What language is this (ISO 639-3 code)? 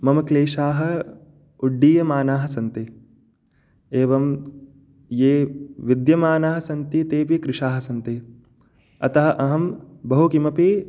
san